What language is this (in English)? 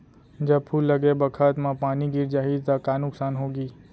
Chhattisgarhi